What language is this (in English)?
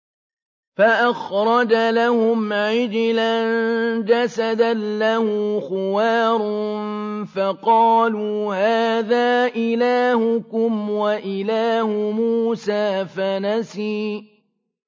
Arabic